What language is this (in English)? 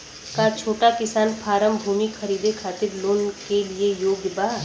Bhojpuri